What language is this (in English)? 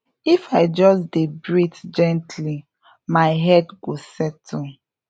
Nigerian Pidgin